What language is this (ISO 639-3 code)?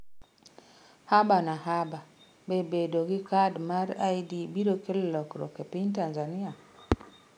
luo